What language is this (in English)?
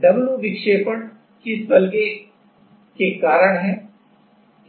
Hindi